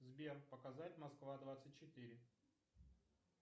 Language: Russian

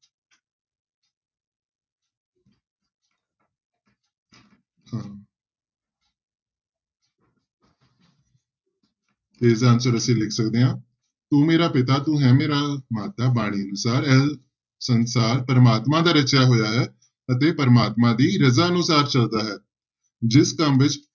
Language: Punjabi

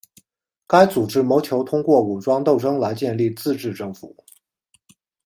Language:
Chinese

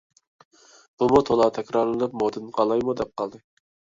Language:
Uyghur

